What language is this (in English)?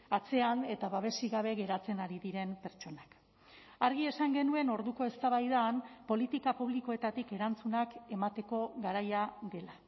Basque